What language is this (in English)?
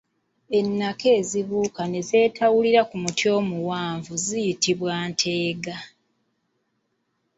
Ganda